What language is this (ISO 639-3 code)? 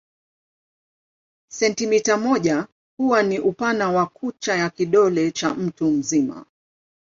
swa